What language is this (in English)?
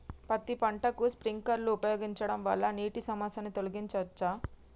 Telugu